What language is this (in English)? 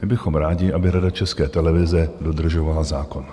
Czech